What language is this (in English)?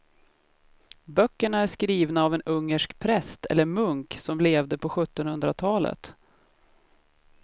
Swedish